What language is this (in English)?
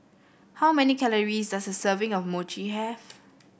English